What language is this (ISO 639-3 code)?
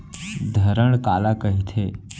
hne